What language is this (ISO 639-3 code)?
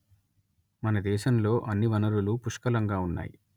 tel